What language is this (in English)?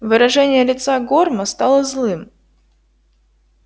Russian